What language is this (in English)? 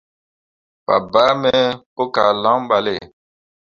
Mundang